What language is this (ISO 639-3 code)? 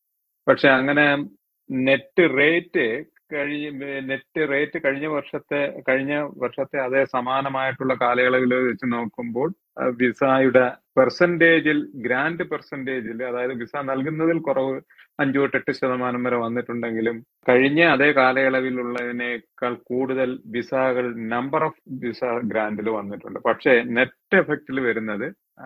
mal